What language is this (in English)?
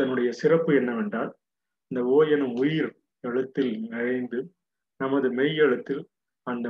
Tamil